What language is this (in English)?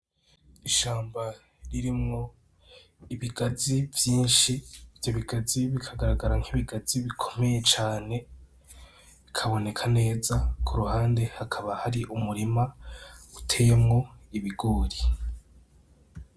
Rundi